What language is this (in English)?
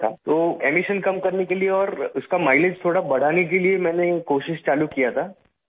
Urdu